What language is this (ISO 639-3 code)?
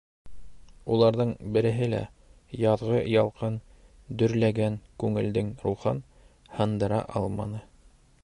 bak